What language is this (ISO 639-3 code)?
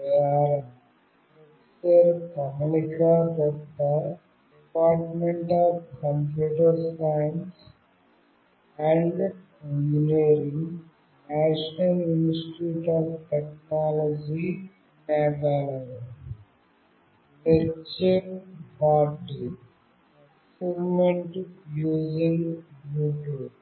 tel